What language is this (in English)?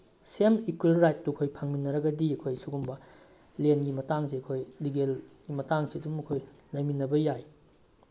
Manipuri